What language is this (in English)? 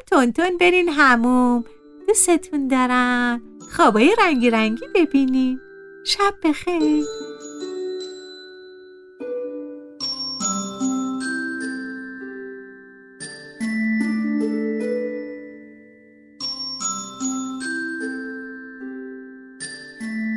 Persian